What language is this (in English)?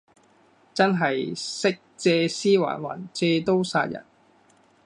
Cantonese